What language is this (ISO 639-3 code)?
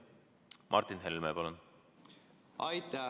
est